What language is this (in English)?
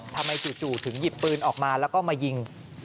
Thai